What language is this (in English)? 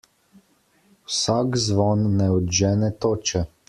Slovenian